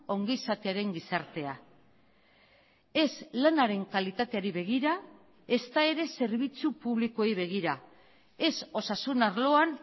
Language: Basque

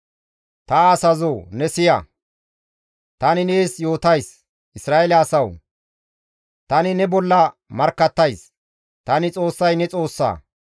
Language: Gamo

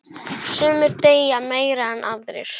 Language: Icelandic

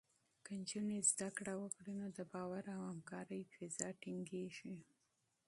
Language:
Pashto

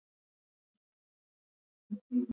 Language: Swahili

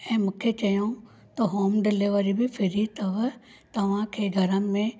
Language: Sindhi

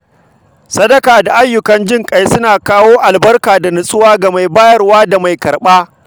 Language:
Hausa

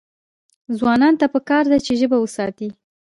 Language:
Pashto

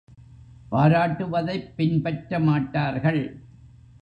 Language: Tamil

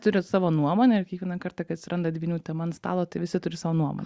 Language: Lithuanian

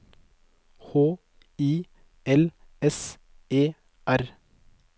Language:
Norwegian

